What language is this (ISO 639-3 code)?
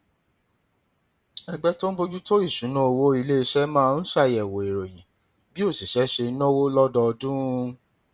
yor